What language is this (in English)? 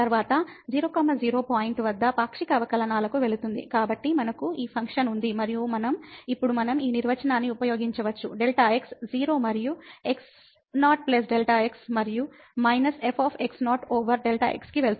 Telugu